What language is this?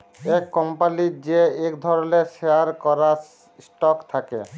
Bangla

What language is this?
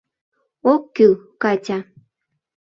Mari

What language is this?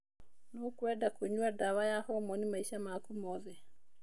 Kikuyu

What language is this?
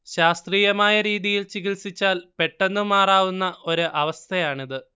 Malayalam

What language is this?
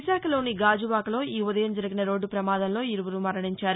Telugu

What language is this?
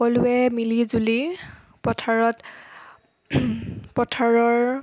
Assamese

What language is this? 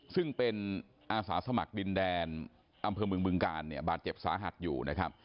Thai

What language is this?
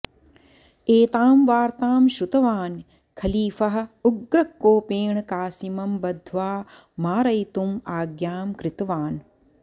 Sanskrit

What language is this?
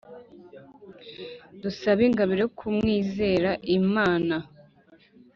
Kinyarwanda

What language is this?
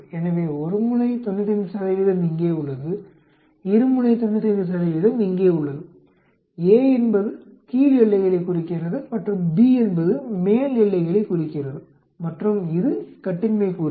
Tamil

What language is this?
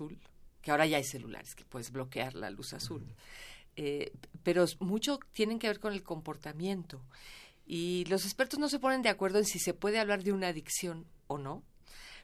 Spanish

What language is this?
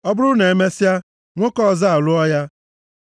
Igbo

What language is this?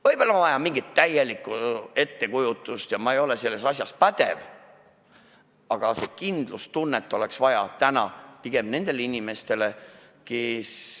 Estonian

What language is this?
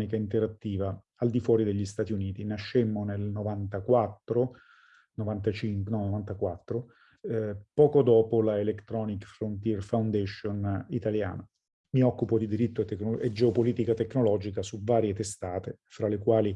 Italian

